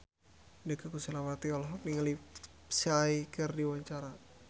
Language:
Sundanese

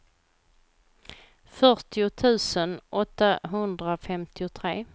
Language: Swedish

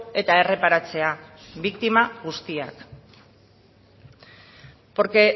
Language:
Basque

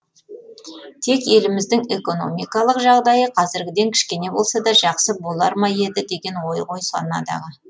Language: Kazakh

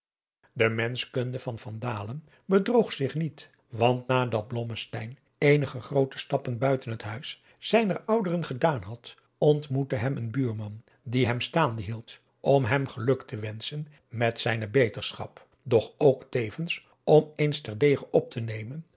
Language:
Dutch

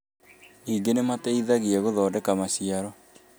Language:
Kikuyu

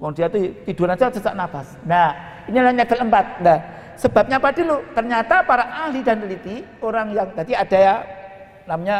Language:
Indonesian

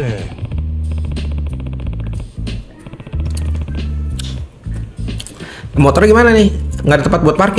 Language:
Indonesian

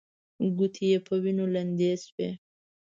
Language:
Pashto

